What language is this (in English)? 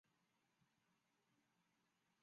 Chinese